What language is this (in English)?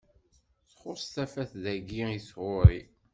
Kabyle